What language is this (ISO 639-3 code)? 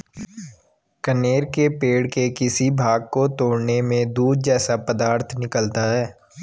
hin